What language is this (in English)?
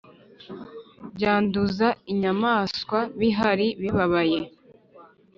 Kinyarwanda